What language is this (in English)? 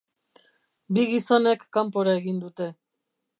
Basque